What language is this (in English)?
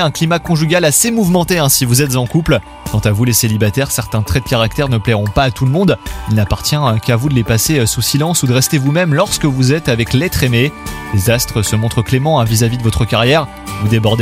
French